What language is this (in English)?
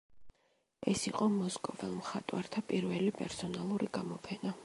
Georgian